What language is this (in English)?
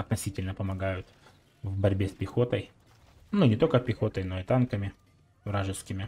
Russian